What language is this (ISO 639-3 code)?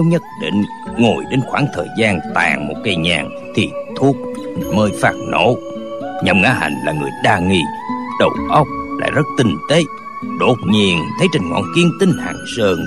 vie